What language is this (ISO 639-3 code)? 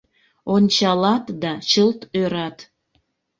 chm